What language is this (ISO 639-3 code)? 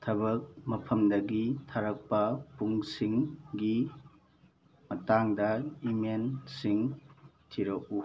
mni